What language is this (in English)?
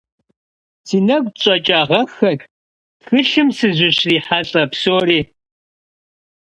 Kabardian